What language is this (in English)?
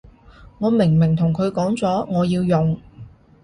Cantonese